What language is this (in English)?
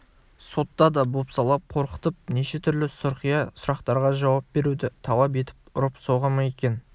Kazakh